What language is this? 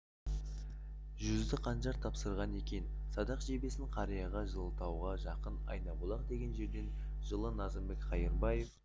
Kazakh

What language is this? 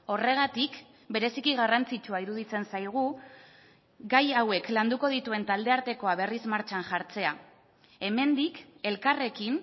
Basque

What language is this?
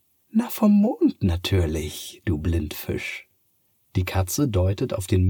German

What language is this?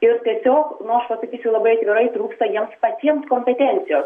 Lithuanian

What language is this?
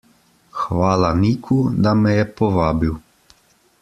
Slovenian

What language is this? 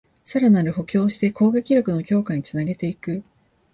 Japanese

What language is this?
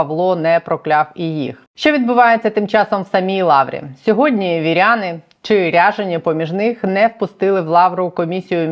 Ukrainian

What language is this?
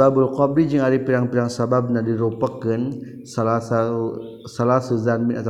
Malay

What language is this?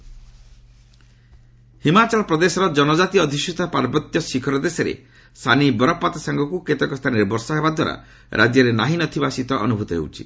Odia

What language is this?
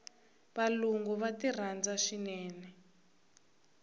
Tsonga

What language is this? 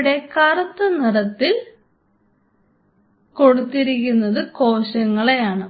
Malayalam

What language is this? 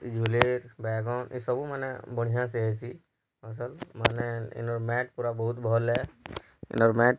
Odia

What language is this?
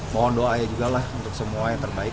Indonesian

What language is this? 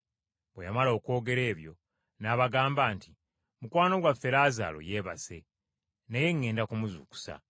Ganda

